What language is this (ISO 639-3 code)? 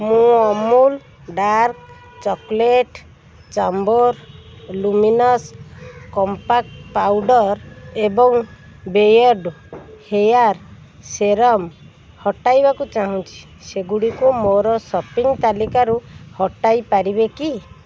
ori